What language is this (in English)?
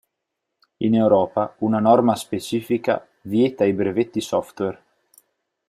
Italian